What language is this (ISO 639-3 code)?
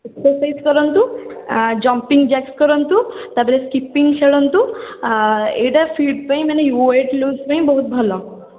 ori